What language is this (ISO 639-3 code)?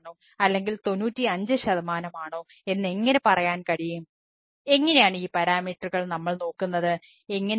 mal